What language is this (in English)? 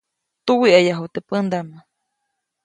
Copainalá Zoque